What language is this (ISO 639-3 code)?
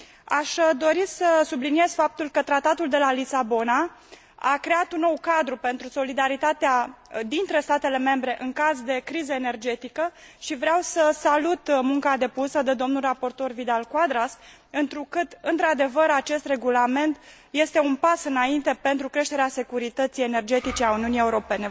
ron